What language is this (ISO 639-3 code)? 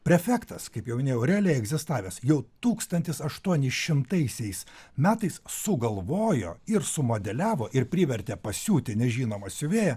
lit